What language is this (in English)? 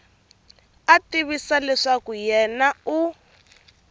Tsonga